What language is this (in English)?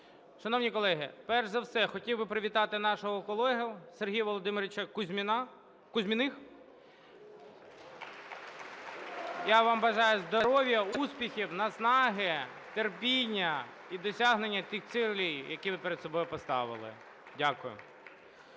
Ukrainian